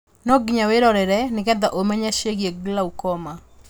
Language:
Kikuyu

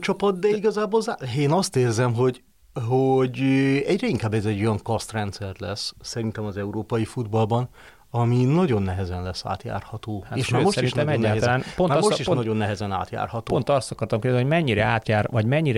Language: Hungarian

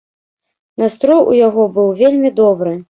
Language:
Belarusian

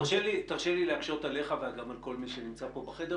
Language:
Hebrew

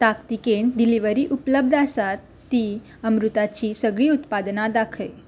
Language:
Konkani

